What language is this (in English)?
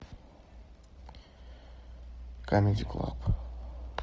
Russian